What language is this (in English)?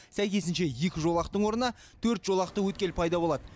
Kazakh